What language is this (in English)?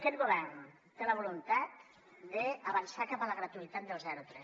Catalan